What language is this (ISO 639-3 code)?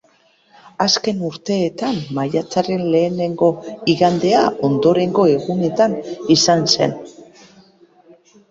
eus